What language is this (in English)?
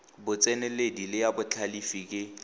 Tswana